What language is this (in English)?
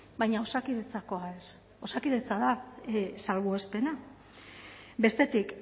Basque